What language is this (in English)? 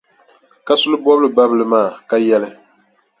Dagbani